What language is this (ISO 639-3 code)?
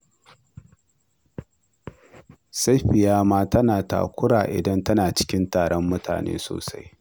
hau